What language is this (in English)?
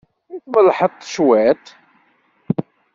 Kabyle